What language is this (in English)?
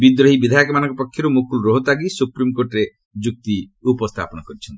Odia